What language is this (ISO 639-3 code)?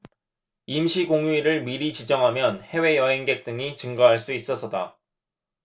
kor